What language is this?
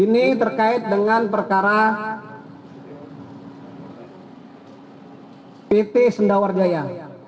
Indonesian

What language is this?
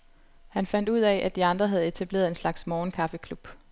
Danish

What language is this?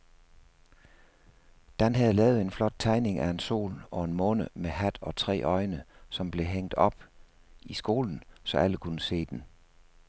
Danish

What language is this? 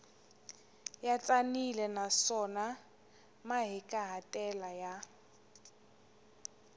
Tsonga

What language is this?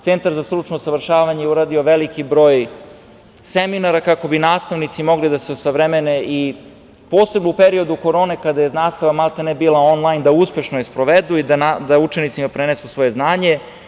Serbian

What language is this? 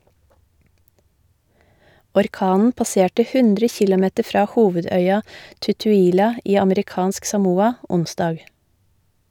Norwegian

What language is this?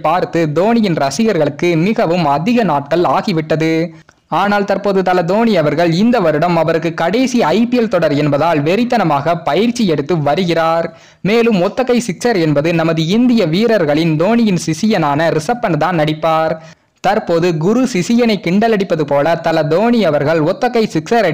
Thai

